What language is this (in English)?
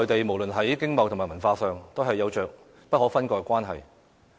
Cantonese